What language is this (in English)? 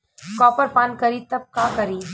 Bhojpuri